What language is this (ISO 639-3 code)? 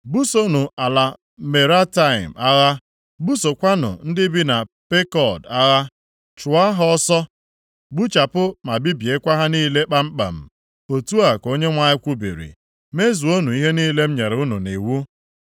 ibo